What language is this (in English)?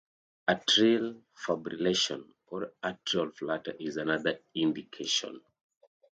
English